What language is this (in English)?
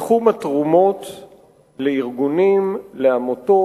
Hebrew